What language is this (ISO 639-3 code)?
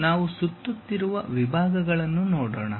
kan